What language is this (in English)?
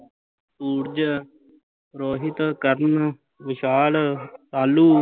Punjabi